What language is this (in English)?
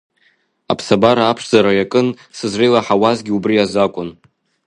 Abkhazian